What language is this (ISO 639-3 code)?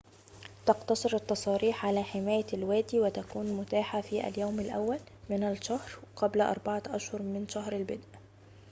ara